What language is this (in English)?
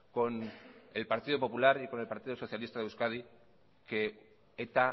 Spanish